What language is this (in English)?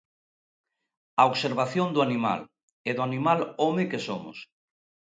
Galician